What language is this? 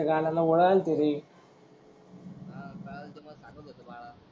Marathi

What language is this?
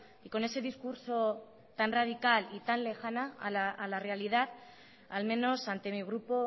Spanish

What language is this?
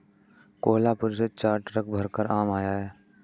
Hindi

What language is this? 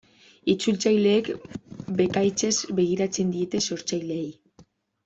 Basque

